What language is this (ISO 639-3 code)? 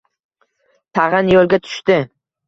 uzb